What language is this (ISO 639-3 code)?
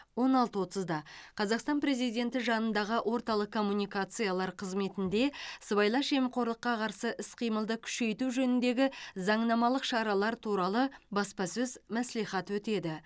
kaz